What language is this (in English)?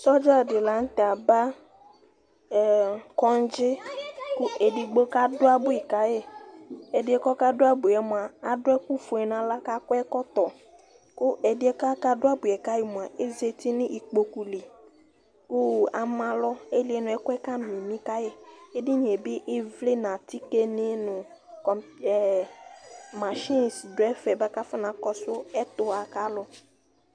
Ikposo